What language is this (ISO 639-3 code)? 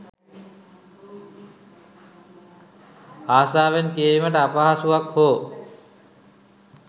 sin